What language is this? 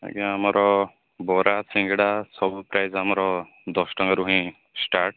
Odia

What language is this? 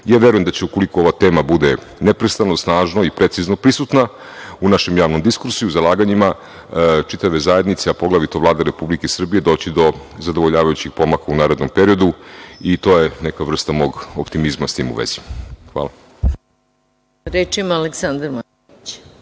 Serbian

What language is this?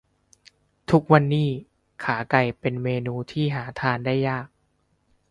Thai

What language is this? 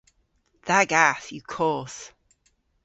Cornish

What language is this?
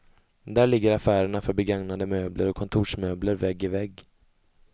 Swedish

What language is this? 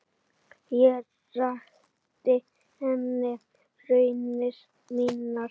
Icelandic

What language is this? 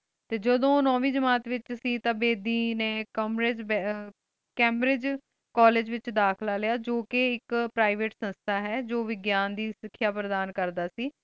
Punjabi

